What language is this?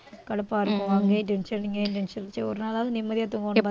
Tamil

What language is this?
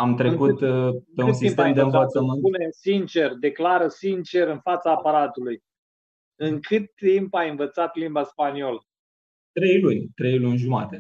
Romanian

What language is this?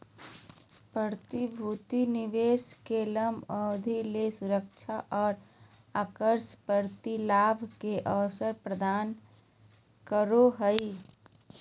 Magahi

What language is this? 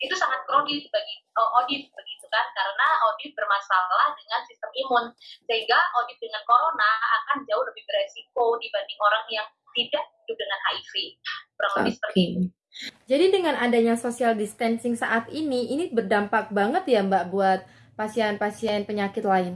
Indonesian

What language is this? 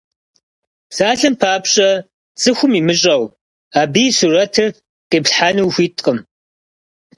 Kabardian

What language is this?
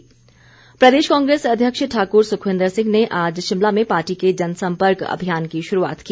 Hindi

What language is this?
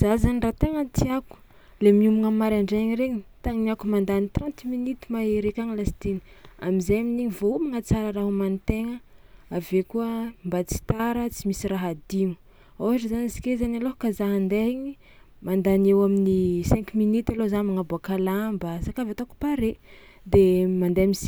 Tsimihety Malagasy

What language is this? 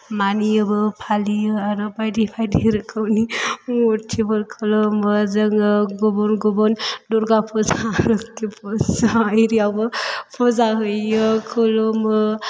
Bodo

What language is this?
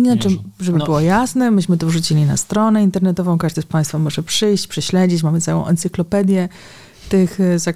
Polish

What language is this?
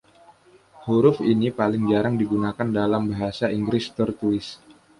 Indonesian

